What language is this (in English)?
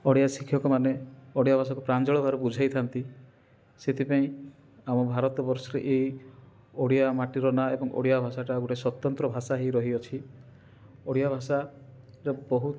Odia